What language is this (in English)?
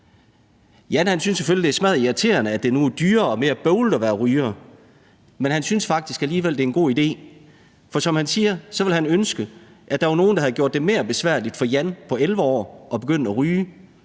Danish